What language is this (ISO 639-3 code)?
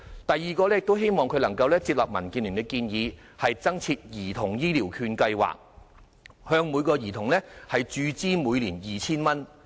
yue